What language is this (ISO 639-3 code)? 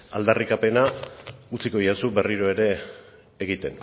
eus